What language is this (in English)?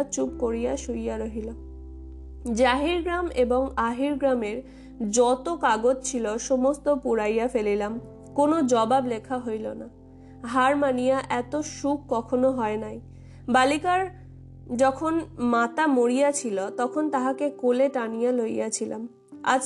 Bangla